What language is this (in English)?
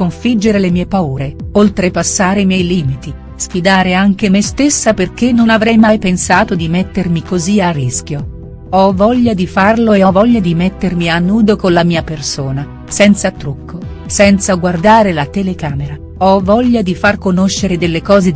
Italian